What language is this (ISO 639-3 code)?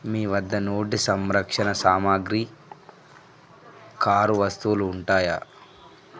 tel